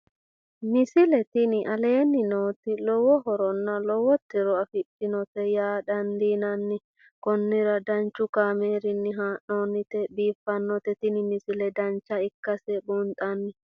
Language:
Sidamo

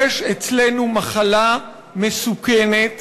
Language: Hebrew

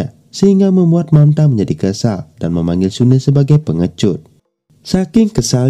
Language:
Indonesian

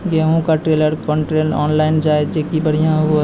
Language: Maithili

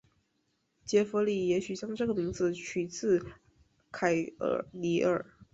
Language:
Chinese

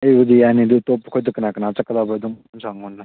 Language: Manipuri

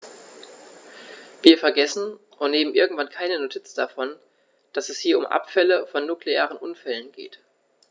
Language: German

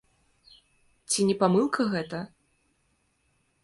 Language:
Belarusian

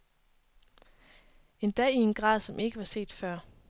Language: Danish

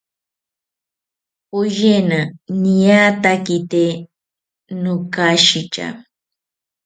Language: South Ucayali Ashéninka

